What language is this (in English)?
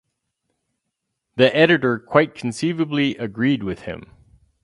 English